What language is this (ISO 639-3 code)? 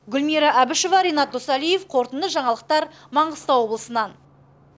kaz